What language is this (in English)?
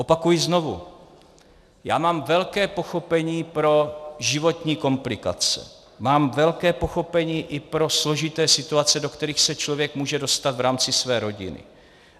Czech